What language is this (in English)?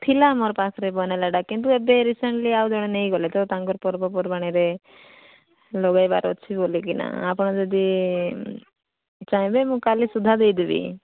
Odia